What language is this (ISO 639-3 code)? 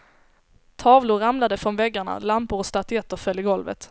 swe